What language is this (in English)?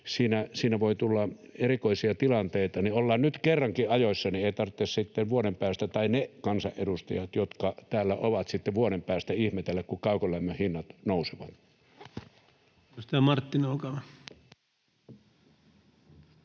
Finnish